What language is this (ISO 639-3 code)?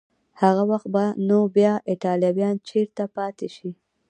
pus